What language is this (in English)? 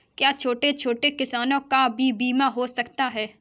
Hindi